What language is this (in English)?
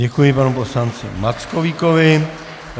Czech